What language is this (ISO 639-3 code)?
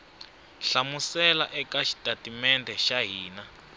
tso